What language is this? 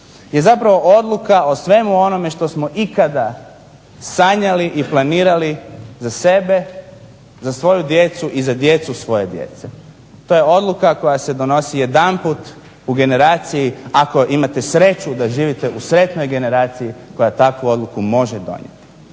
Croatian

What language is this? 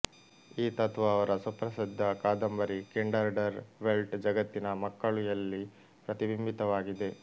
Kannada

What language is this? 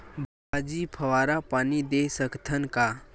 Chhattisgarhi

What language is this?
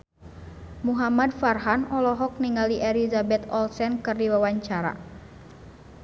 Sundanese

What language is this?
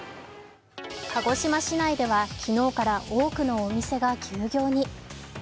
Japanese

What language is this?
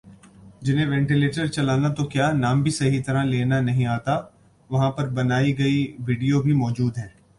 Urdu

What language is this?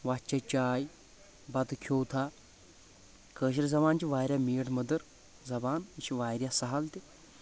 Kashmiri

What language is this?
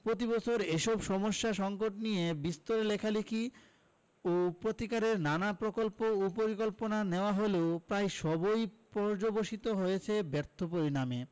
Bangla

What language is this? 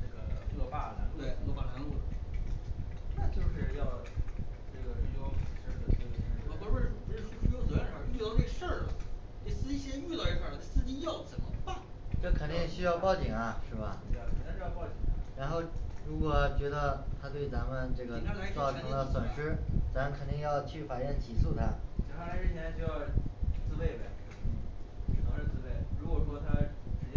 Chinese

